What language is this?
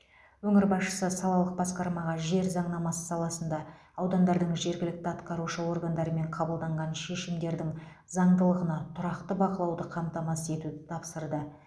Kazakh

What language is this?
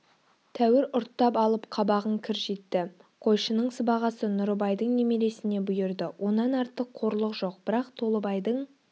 Kazakh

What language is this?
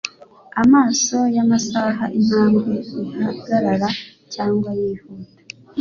Kinyarwanda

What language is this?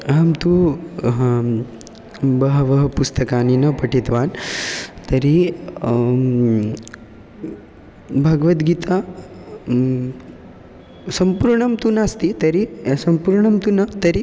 Sanskrit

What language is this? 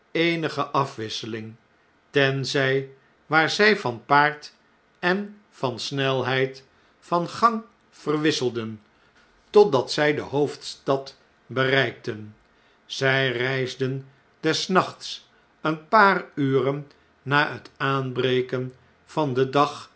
Dutch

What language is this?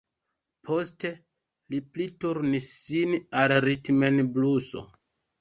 Esperanto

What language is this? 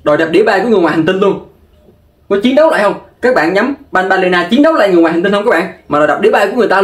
Vietnamese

